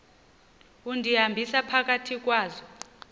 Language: Xhosa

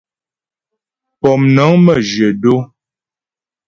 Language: Ghomala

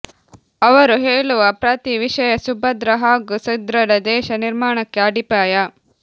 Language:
Kannada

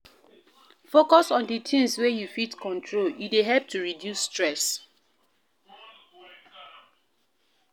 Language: Nigerian Pidgin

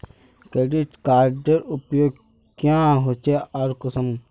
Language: Magahi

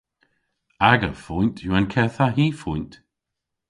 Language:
Cornish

